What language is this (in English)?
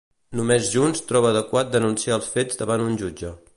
Catalan